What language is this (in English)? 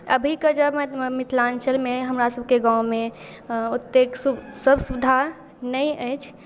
Maithili